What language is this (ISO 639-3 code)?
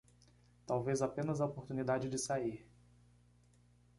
por